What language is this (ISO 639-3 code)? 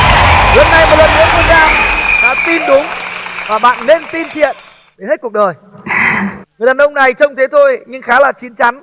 vie